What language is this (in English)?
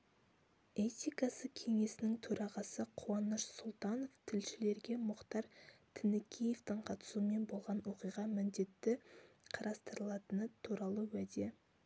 Kazakh